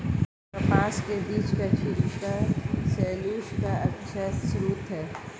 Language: Hindi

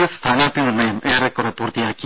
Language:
Malayalam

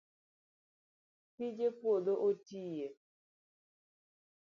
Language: Luo (Kenya and Tanzania)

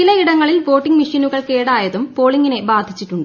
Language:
Malayalam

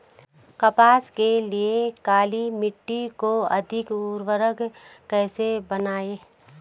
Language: Hindi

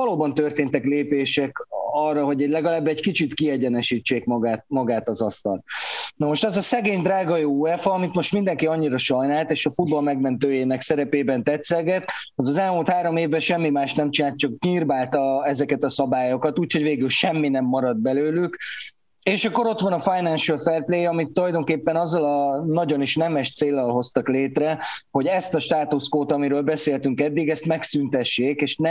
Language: Hungarian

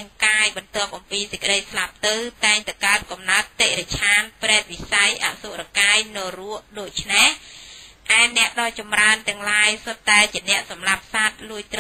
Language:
Thai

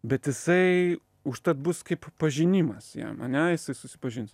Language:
Lithuanian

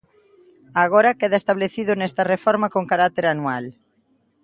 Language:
Galician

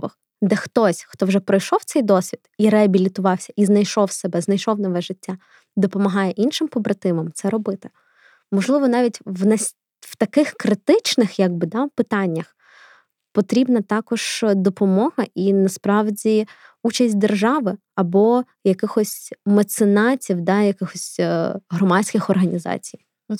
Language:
Ukrainian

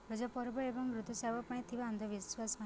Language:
Odia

